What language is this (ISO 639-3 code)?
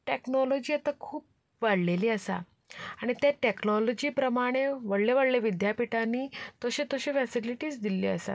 kok